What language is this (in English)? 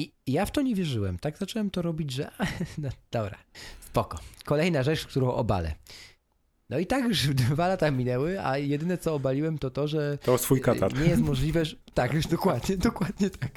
Polish